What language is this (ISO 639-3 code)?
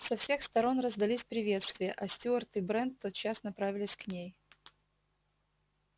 rus